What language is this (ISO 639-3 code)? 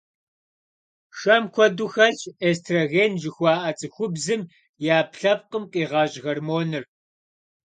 kbd